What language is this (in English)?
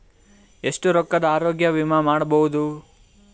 Kannada